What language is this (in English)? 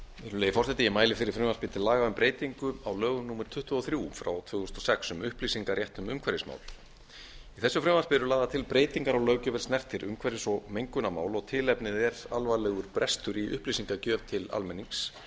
Icelandic